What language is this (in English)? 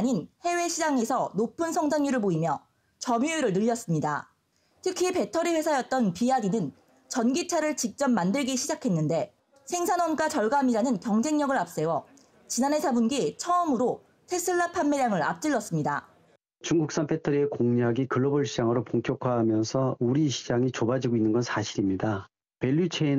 Korean